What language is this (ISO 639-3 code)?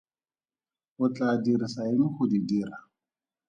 tsn